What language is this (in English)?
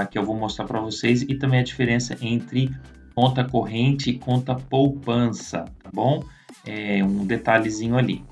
Portuguese